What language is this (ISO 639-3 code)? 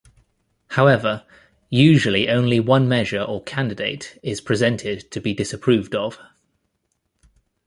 eng